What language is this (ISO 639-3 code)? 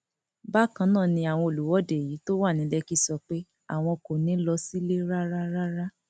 yor